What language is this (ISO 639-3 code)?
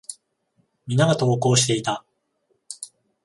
jpn